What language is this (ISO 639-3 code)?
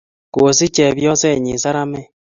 kln